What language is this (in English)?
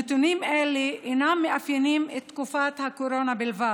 Hebrew